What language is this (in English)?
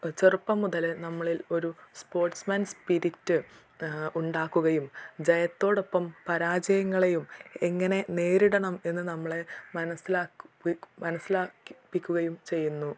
Malayalam